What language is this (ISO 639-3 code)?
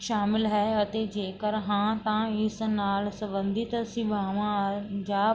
pan